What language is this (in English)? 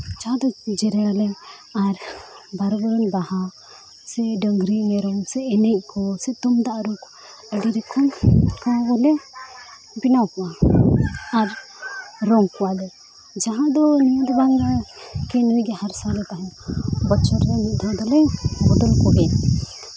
Santali